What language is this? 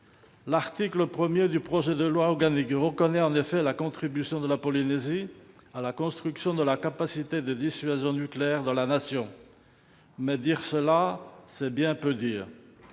French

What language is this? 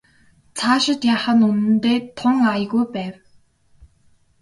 Mongolian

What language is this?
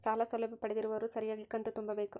Kannada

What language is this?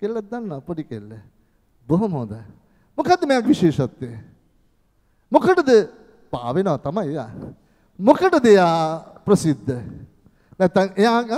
Turkish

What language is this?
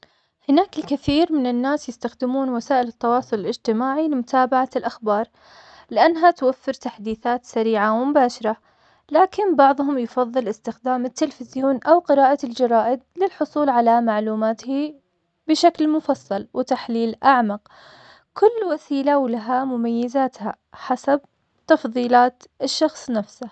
Omani Arabic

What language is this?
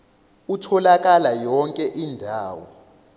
Zulu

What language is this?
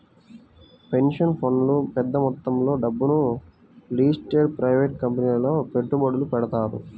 Telugu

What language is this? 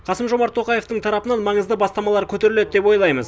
Kazakh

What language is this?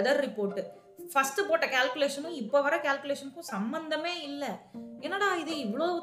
Tamil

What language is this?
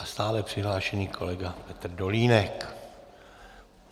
Czech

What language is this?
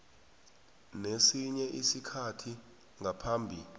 South Ndebele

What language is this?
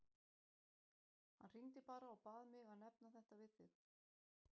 Icelandic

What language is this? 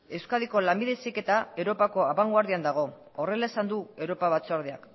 Basque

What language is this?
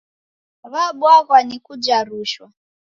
Taita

